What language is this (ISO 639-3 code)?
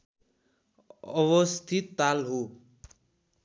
nep